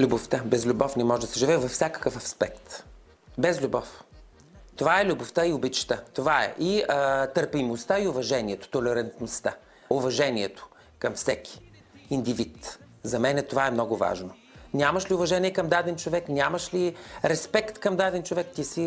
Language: Bulgarian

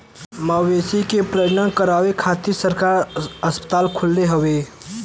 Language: Bhojpuri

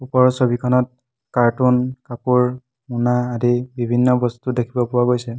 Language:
Assamese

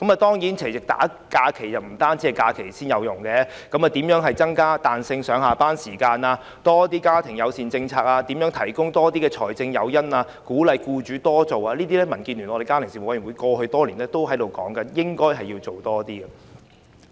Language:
Cantonese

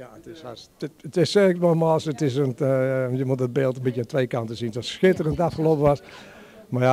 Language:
Dutch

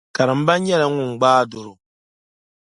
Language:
Dagbani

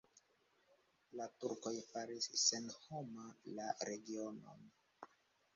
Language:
Esperanto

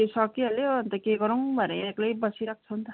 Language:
Nepali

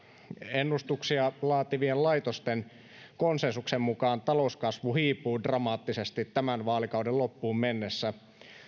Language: Finnish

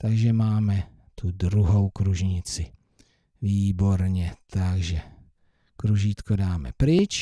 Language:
Czech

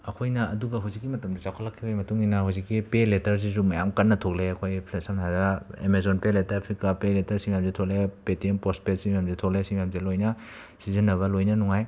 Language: Manipuri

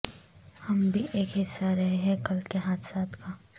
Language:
Urdu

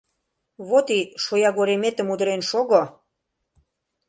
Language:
Mari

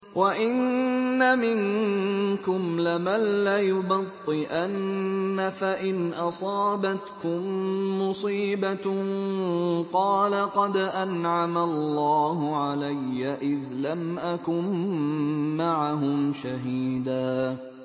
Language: Arabic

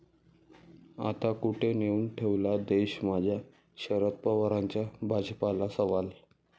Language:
Marathi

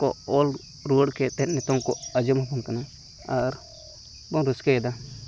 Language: Santali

